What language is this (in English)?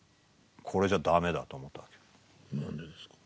Japanese